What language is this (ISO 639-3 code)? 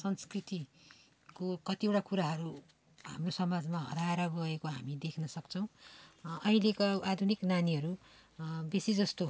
nep